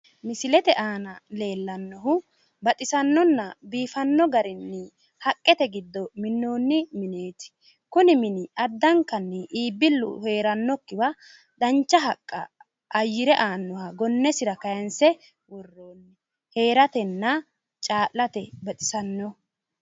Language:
Sidamo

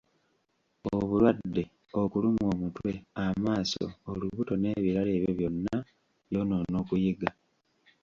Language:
Ganda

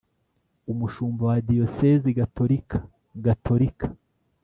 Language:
Kinyarwanda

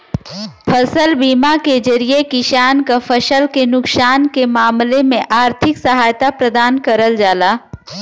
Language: Bhojpuri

